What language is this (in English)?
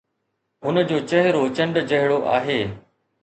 Sindhi